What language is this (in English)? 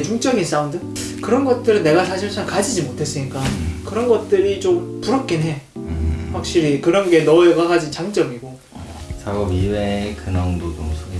Korean